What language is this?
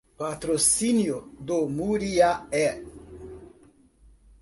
Portuguese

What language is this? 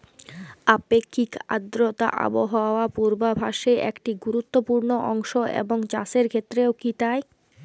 Bangla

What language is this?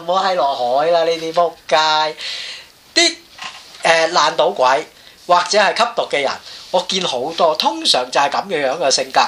Chinese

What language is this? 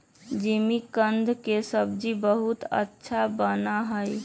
Magahi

